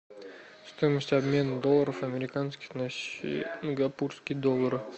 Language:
Russian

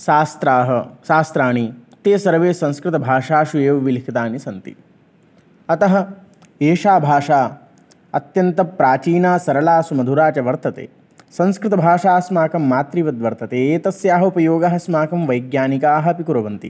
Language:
Sanskrit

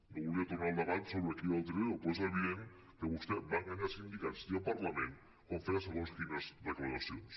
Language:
Catalan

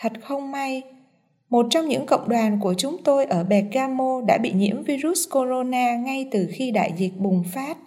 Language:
Vietnamese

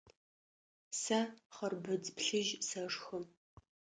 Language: Adyghe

